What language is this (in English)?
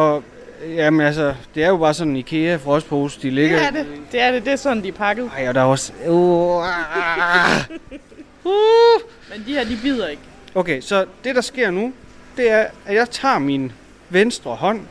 Danish